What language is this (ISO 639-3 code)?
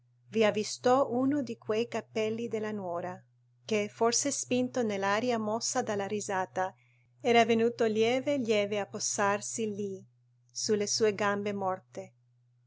ita